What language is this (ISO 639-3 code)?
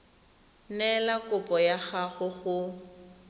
tsn